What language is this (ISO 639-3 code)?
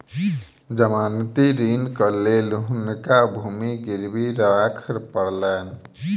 mai